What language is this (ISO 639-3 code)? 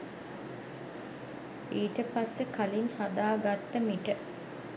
sin